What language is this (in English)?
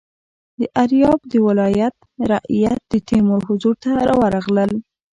Pashto